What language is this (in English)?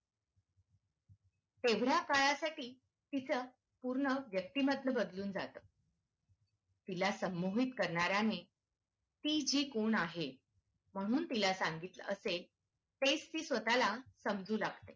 Marathi